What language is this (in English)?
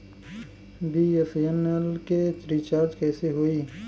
Bhojpuri